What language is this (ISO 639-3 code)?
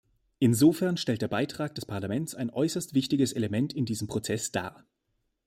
deu